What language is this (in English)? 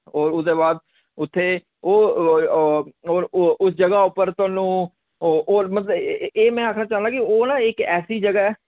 Dogri